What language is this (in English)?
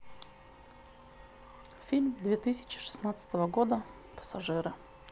Russian